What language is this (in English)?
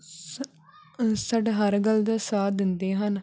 Punjabi